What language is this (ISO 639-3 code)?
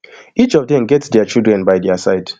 pcm